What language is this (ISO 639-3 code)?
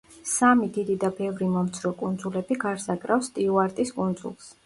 kat